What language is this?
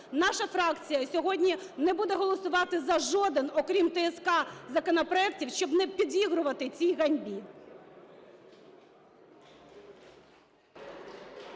Ukrainian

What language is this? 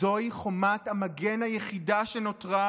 Hebrew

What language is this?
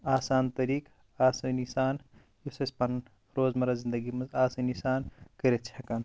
Kashmiri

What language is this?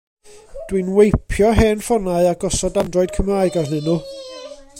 Welsh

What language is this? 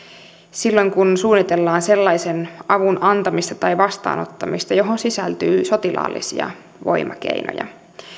Finnish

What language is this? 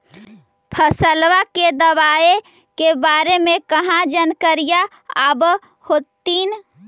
Magahi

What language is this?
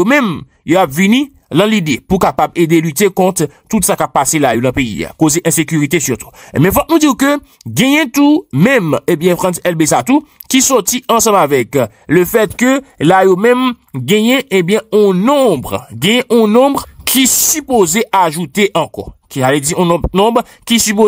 French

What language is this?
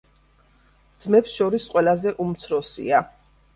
Georgian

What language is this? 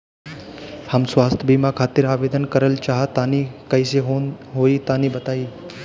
Bhojpuri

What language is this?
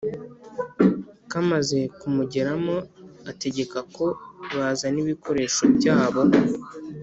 Kinyarwanda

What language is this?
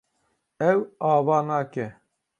Kurdish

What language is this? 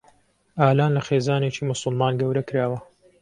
Central Kurdish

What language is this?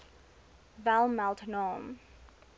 Afrikaans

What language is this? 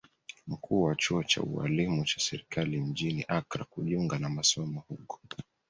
Swahili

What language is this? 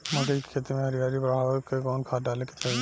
Bhojpuri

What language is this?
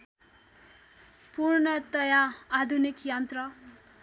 Nepali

